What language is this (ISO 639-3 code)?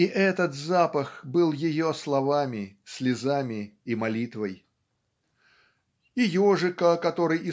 rus